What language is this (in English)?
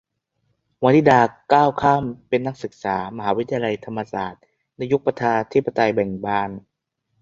Thai